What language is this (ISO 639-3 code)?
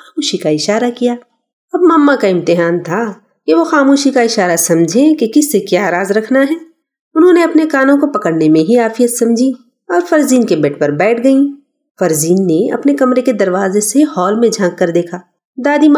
urd